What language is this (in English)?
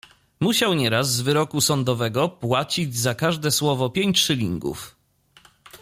Polish